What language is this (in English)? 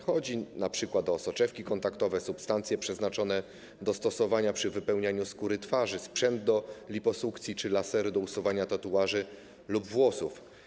Polish